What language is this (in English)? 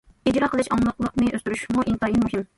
Uyghur